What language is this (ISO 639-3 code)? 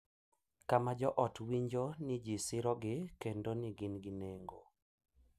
luo